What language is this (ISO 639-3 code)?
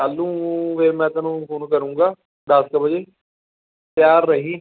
pan